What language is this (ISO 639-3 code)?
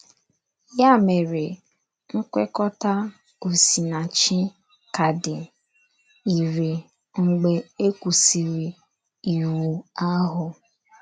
ibo